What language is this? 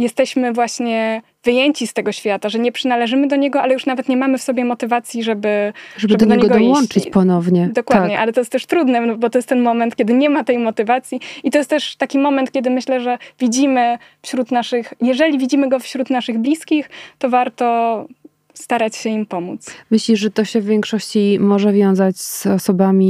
Polish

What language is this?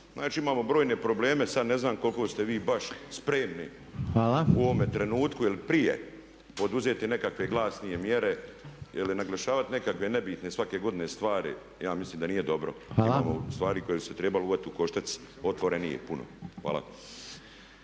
Croatian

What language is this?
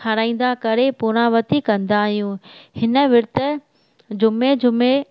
Sindhi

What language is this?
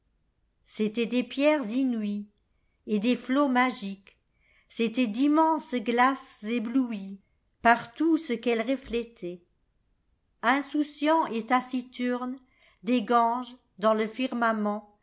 French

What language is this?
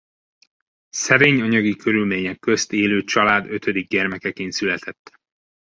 Hungarian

